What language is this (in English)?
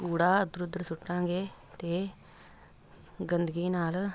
Punjabi